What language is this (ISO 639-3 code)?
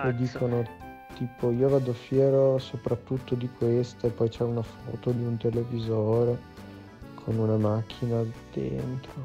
ita